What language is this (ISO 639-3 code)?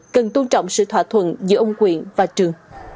vie